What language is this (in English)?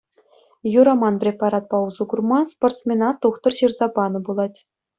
Chuvash